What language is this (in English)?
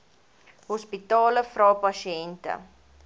Afrikaans